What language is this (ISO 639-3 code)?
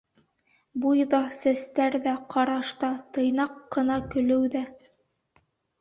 bak